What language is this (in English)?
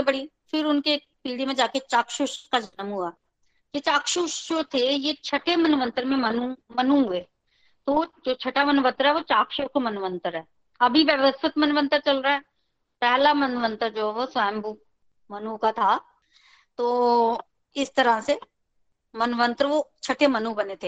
Hindi